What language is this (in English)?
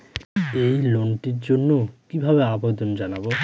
Bangla